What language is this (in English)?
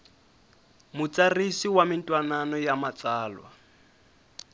Tsonga